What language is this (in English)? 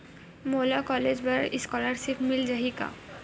Chhattisgarhi